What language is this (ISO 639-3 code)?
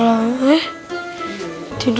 ind